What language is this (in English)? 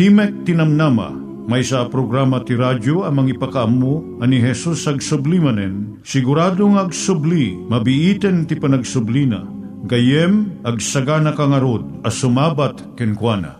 Filipino